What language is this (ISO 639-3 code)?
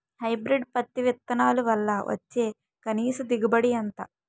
tel